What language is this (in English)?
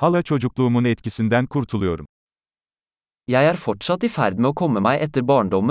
Turkish